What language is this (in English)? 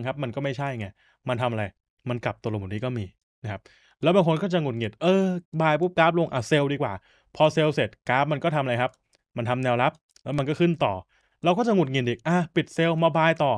Thai